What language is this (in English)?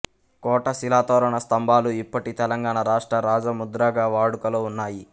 Telugu